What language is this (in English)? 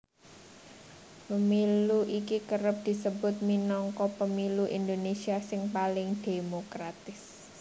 Javanese